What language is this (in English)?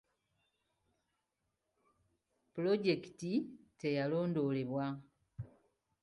Ganda